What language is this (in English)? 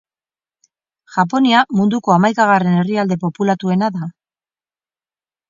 Basque